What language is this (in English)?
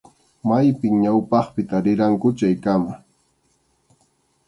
Arequipa-La Unión Quechua